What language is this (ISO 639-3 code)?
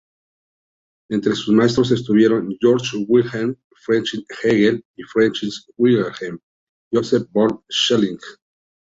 spa